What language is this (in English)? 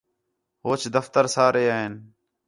Khetrani